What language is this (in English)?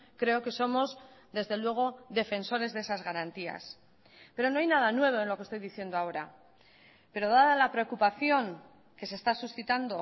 Spanish